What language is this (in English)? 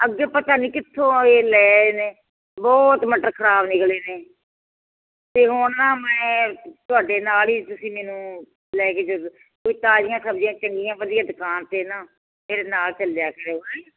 Punjabi